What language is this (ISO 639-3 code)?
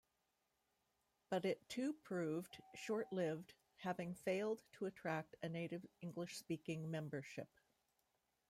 eng